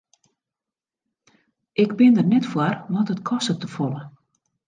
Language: Western Frisian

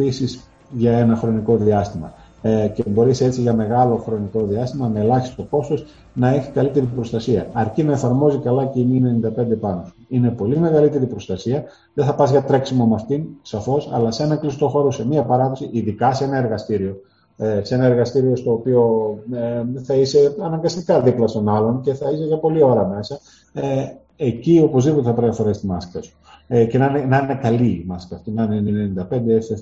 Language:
Greek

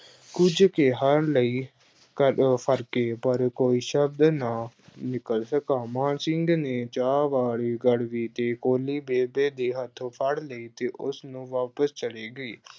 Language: Punjabi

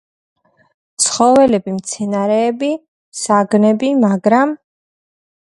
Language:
Georgian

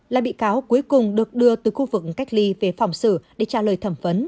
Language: Vietnamese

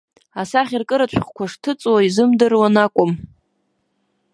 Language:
Abkhazian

